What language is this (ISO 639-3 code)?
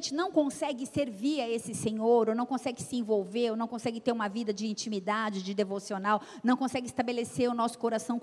por